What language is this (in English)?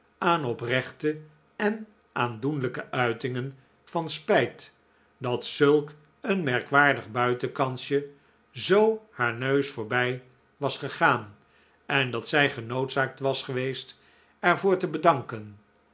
Dutch